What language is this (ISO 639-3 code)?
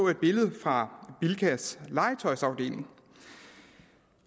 dan